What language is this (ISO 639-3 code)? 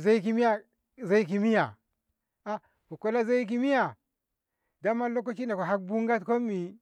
nbh